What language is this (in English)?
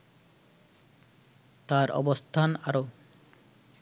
Bangla